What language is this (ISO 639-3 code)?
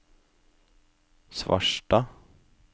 nor